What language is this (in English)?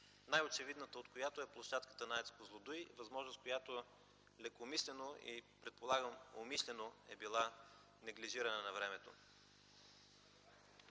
Bulgarian